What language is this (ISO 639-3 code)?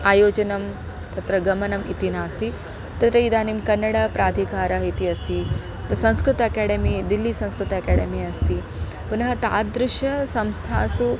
san